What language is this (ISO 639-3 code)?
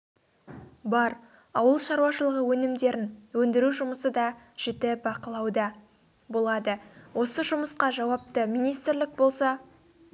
kaz